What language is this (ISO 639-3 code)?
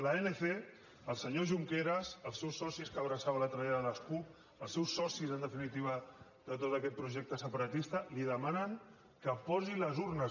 cat